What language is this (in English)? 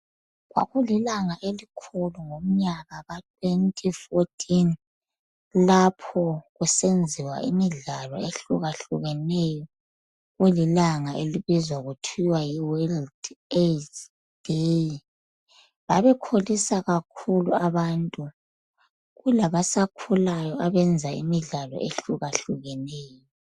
North Ndebele